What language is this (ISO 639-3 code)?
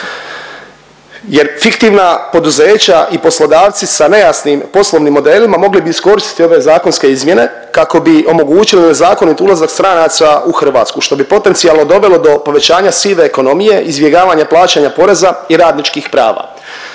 hrv